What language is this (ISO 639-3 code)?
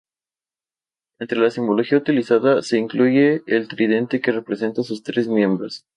spa